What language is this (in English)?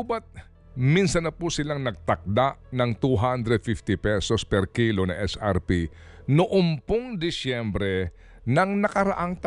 Filipino